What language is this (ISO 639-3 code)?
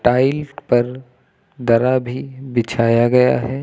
hin